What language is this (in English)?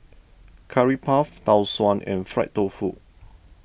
English